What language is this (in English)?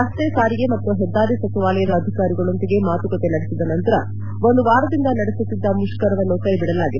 Kannada